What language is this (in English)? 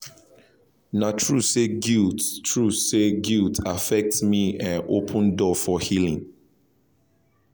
Nigerian Pidgin